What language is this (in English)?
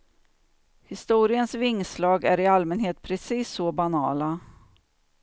Swedish